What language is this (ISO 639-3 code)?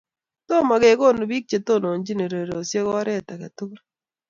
kln